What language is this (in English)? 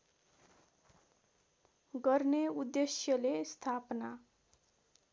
Nepali